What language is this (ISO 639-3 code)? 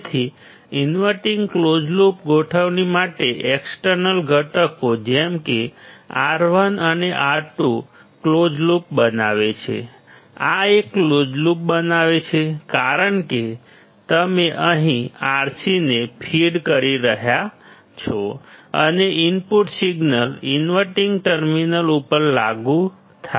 guj